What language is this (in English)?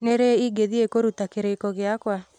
Kikuyu